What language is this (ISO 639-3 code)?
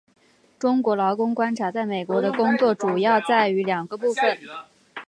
zho